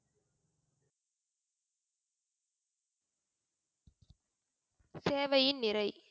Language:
Tamil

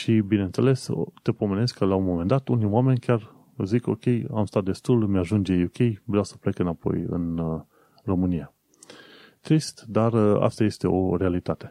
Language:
Romanian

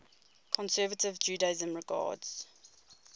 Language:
English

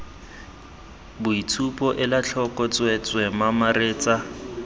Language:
Tswana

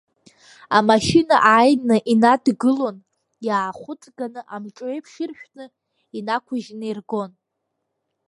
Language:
Abkhazian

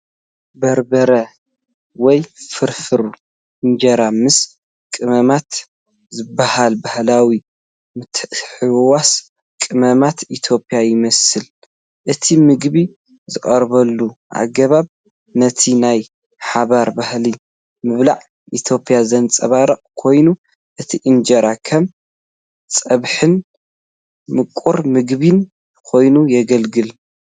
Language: Tigrinya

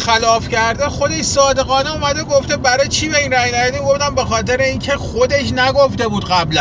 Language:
Persian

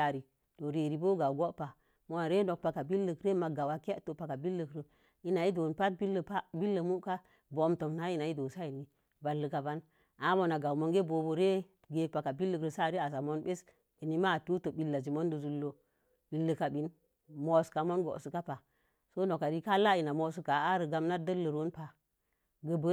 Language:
Mom Jango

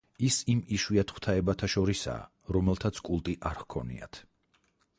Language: Georgian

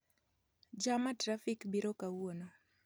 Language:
Luo (Kenya and Tanzania)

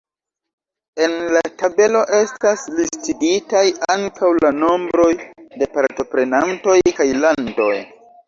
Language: Esperanto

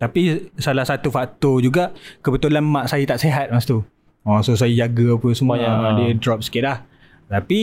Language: Malay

